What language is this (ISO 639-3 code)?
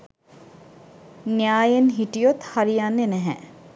sin